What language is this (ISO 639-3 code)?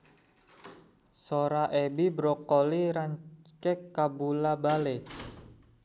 sun